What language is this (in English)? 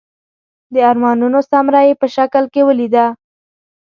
Pashto